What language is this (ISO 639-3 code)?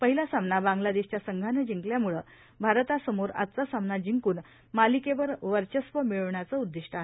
mar